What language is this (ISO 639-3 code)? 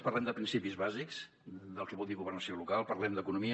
cat